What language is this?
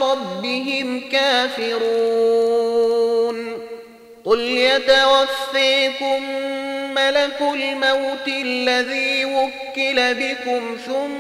Arabic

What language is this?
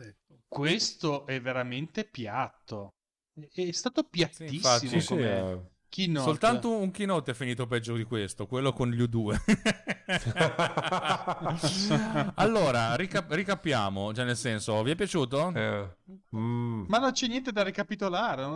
Italian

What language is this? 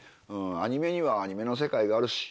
Japanese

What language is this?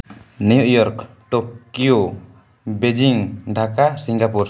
Santali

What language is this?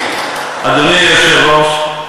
Hebrew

